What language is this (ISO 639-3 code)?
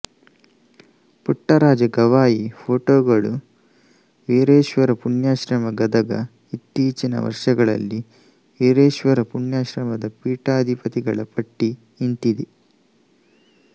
kan